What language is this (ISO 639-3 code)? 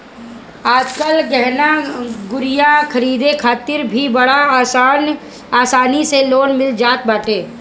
bho